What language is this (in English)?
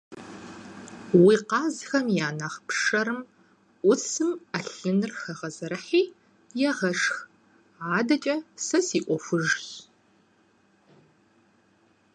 Kabardian